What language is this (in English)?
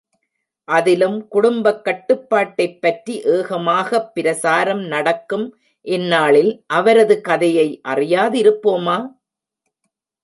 Tamil